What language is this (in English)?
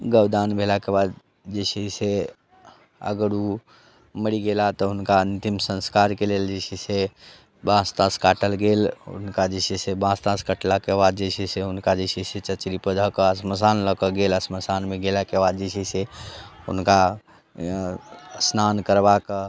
Maithili